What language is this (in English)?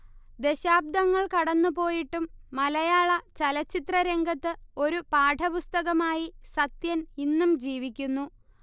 Malayalam